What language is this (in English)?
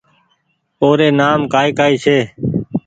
Goaria